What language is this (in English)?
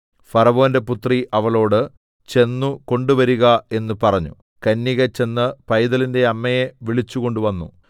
Malayalam